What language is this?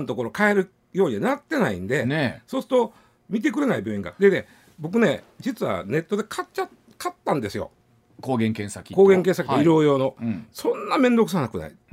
Japanese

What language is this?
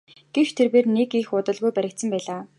Mongolian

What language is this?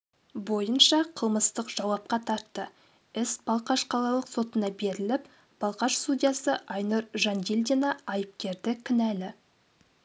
Kazakh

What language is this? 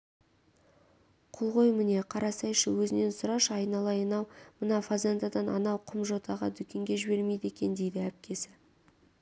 Kazakh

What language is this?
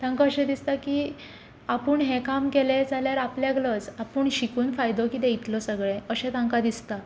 Konkani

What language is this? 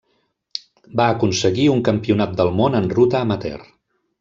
Catalan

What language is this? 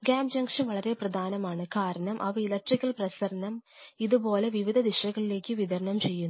Malayalam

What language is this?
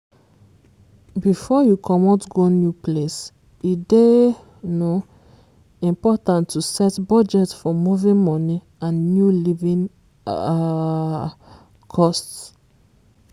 Nigerian Pidgin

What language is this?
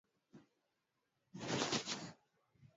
Swahili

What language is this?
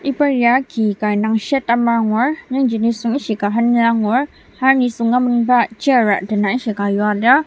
Ao Naga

